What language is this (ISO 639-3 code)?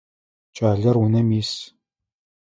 ady